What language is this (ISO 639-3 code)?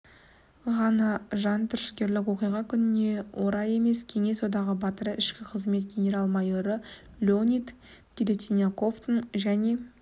kaz